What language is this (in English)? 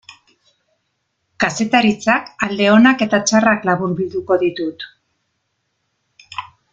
Basque